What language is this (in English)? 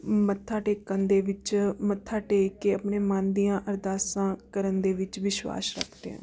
Punjabi